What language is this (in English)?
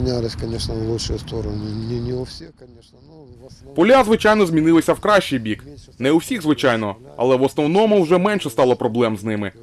Ukrainian